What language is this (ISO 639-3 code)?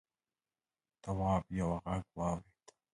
pus